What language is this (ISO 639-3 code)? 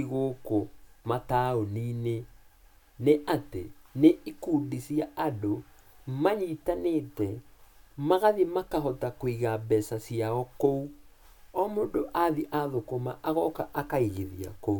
kik